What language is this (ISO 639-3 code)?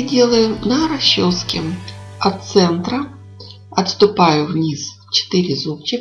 rus